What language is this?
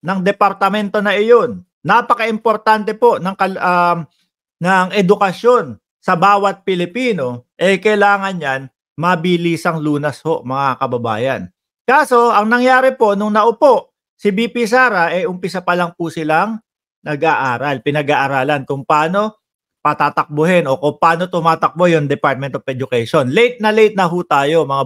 Filipino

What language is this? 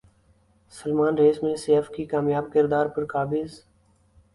Urdu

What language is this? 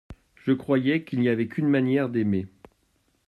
French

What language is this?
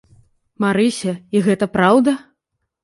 Belarusian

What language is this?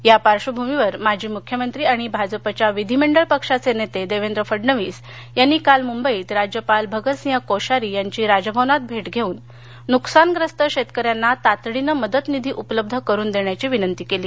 Marathi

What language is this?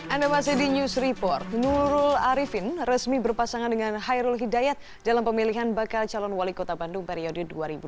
Indonesian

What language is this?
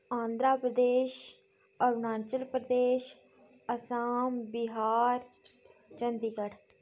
Dogri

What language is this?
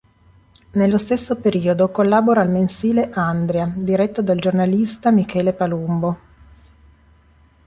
Italian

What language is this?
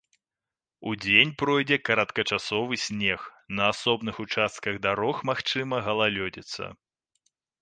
Belarusian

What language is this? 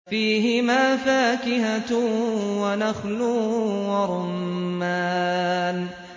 Arabic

